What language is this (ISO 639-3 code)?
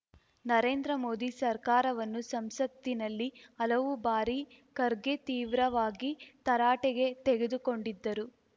kan